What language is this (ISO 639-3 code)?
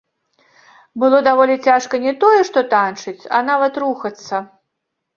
bel